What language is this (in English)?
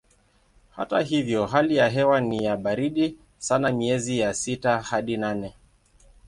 Swahili